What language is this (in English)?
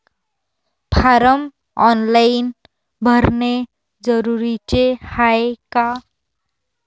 Marathi